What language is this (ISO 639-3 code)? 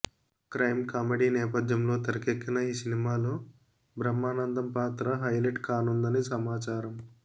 tel